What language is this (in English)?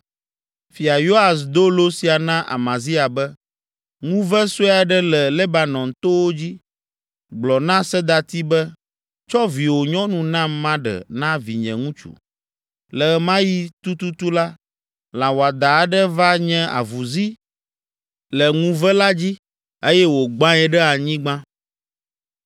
Ewe